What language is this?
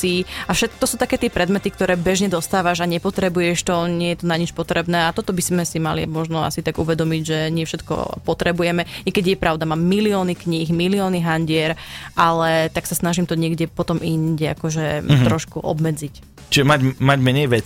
Slovak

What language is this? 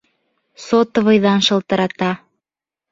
Bashkir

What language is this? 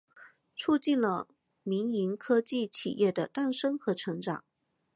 Chinese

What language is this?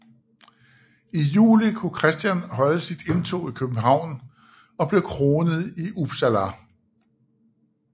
Danish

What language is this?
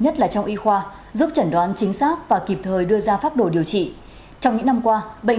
Vietnamese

